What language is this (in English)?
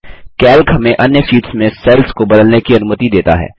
Hindi